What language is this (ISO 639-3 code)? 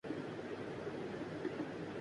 urd